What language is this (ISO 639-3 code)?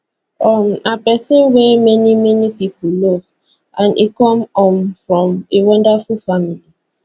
pcm